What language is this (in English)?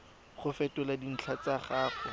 Tswana